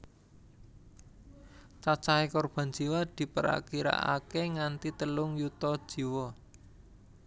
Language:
Javanese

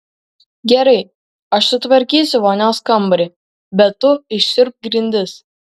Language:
Lithuanian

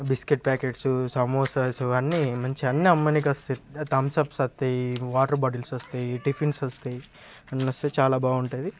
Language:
Telugu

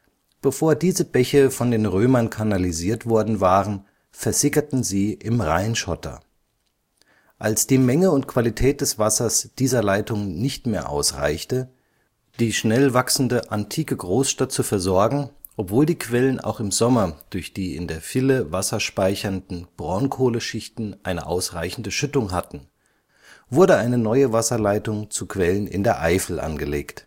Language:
German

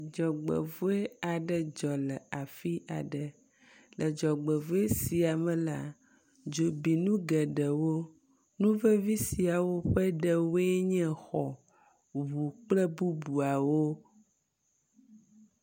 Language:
Ewe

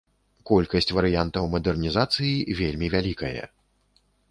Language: Belarusian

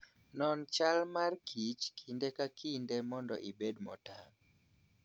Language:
Luo (Kenya and Tanzania)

